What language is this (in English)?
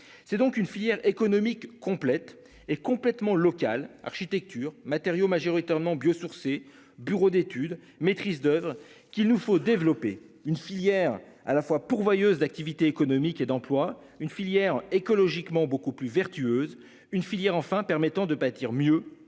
French